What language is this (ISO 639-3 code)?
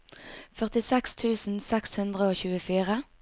nor